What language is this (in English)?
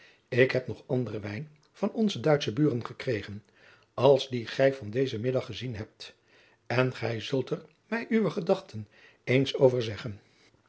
Dutch